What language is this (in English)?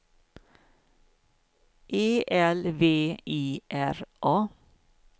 Swedish